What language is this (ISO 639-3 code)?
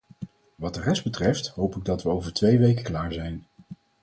nld